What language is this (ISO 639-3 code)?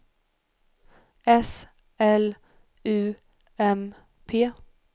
swe